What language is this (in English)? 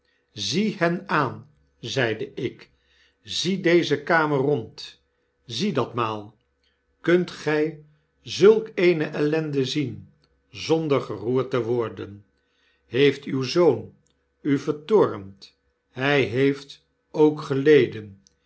Dutch